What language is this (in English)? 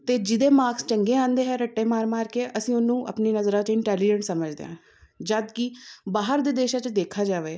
Punjabi